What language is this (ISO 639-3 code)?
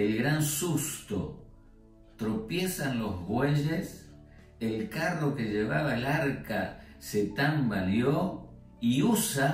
spa